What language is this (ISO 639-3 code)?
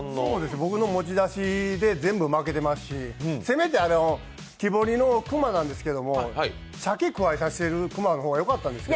jpn